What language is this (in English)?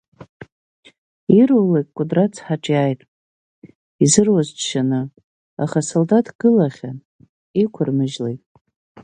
Abkhazian